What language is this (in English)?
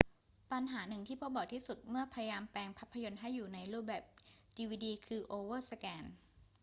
Thai